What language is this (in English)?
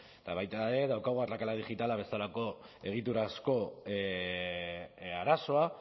Basque